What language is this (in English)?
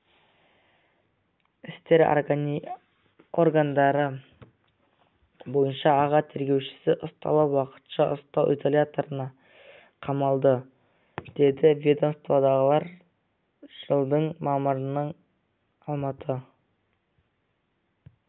Kazakh